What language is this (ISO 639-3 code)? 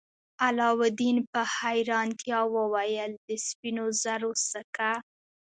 pus